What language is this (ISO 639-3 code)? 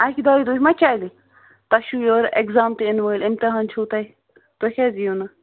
kas